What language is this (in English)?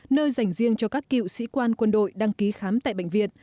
Vietnamese